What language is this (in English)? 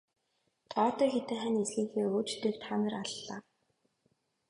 Mongolian